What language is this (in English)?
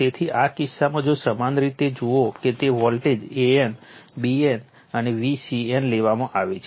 Gujarati